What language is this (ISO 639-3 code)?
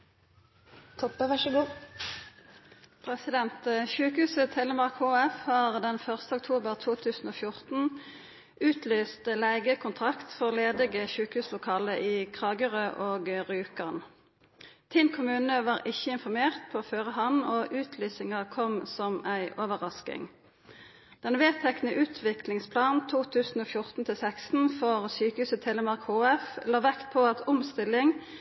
nno